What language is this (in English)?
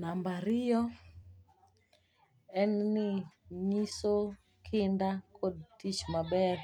Luo (Kenya and Tanzania)